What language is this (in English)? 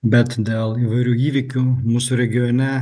Lithuanian